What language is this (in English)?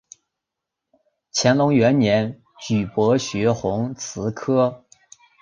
Chinese